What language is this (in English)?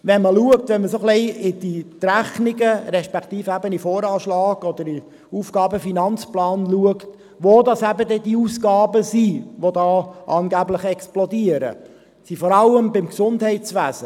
Swiss German